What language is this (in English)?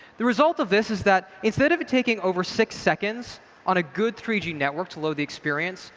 English